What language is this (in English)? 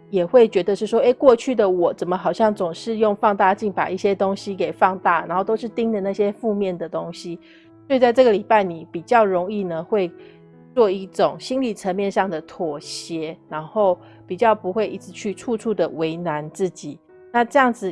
Chinese